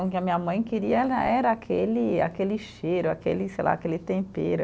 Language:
Portuguese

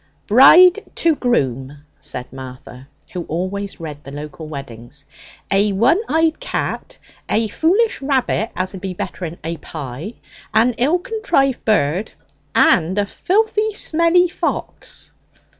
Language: English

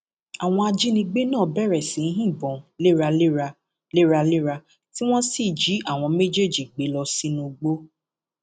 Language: Yoruba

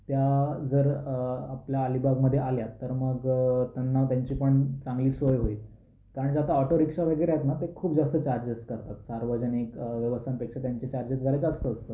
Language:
Marathi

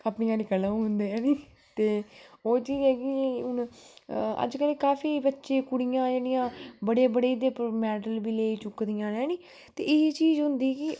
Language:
Dogri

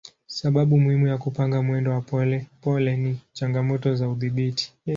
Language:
Swahili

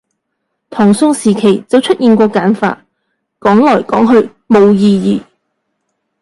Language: Cantonese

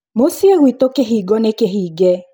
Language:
Kikuyu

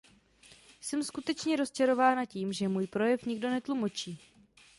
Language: Czech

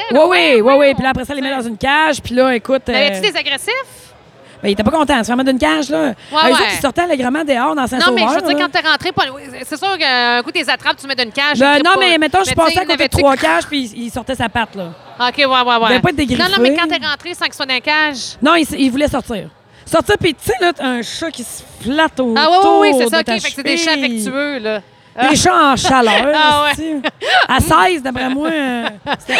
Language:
French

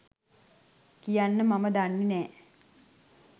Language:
Sinhala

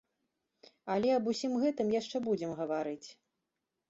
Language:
Belarusian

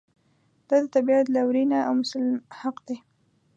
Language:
Pashto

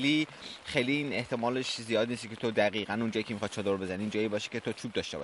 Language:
Persian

